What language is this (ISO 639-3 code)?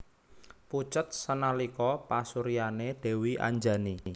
jav